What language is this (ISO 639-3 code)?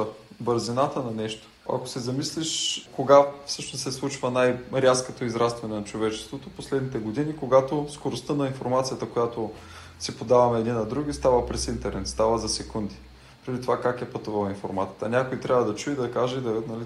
bul